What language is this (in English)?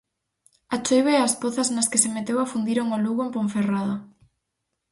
Galician